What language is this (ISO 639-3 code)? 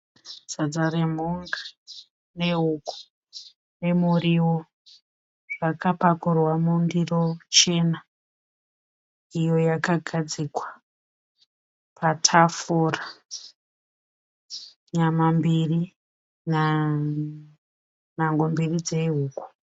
sna